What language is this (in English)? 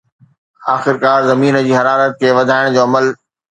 Sindhi